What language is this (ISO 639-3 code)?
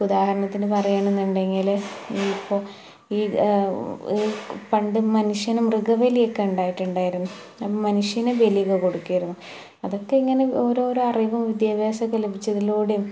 mal